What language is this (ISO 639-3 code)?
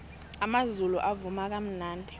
nbl